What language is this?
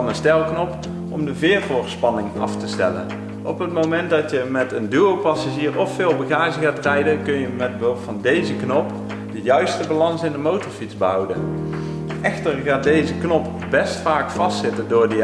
Dutch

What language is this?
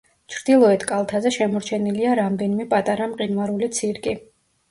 Georgian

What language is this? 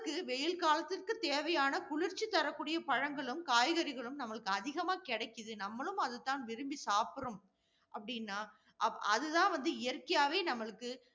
Tamil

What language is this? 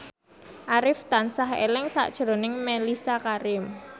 Javanese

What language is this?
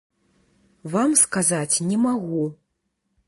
Belarusian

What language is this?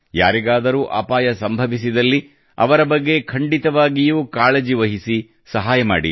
Kannada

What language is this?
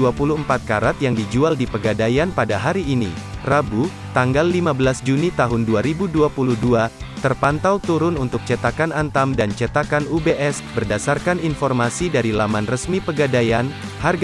Indonesian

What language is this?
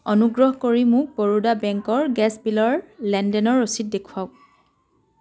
Assamese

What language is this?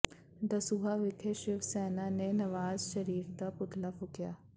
Punjabi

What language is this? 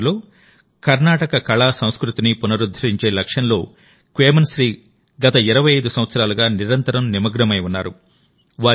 Telugu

